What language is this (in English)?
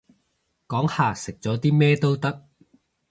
Cantonese